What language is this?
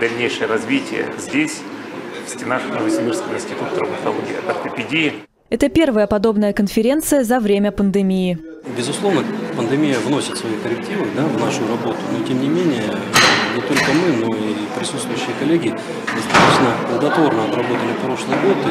Russian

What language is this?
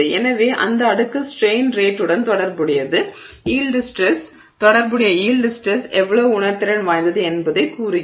Tamil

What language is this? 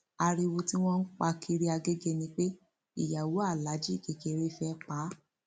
Yoruba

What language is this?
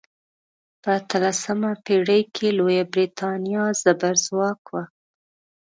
Pashto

